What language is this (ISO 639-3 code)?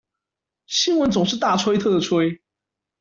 zho